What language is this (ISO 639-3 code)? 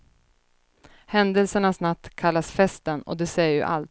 swe